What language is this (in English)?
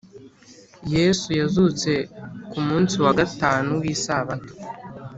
Kinyarwanda